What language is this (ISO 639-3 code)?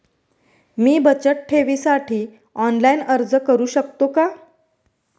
mar